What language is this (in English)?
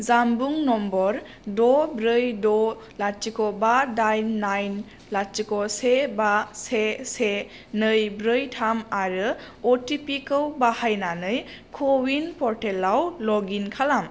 Bodo